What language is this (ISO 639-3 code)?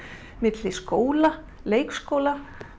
isl